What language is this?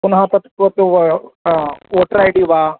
Sanskrit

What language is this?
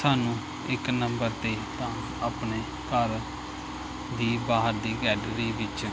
Punjabi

